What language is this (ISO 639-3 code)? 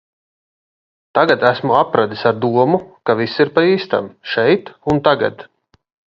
lav